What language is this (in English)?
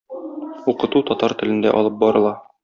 Tatar